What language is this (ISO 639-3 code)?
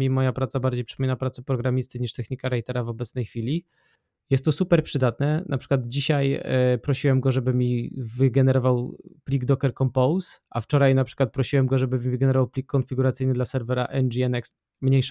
pol